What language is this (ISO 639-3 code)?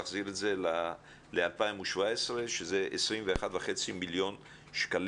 heb